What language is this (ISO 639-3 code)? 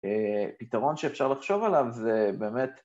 heb